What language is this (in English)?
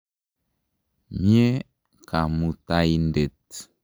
Kalenjin